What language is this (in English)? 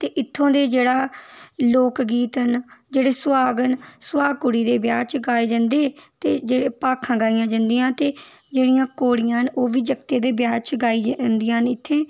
Dogri